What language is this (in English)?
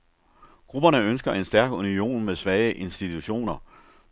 Danish